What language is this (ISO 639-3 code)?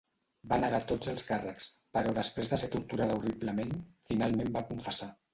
cat